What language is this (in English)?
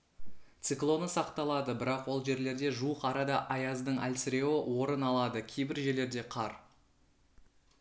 Kazakh